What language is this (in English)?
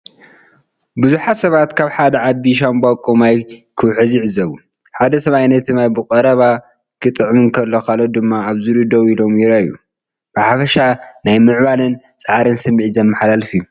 Tigrinya